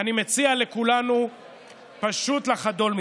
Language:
Hebrew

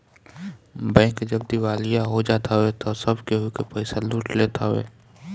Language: Bhojpuri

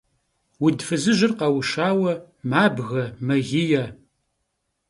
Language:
Kabardian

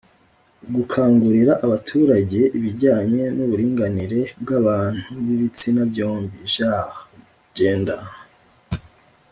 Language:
Kinyarwanda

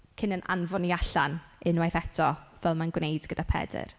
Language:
Welsh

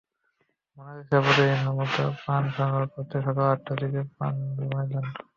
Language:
Bangla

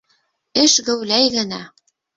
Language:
Bashkir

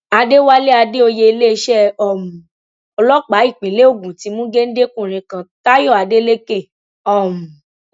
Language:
Yoruba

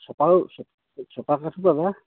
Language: Assamese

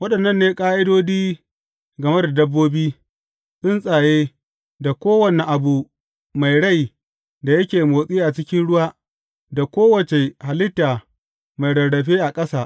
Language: Hausa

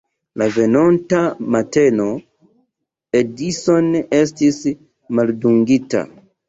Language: Esperanto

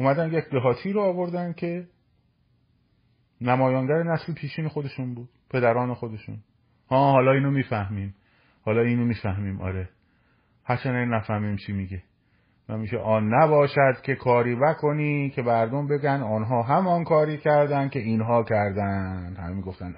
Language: Persian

